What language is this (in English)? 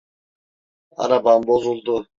Turkish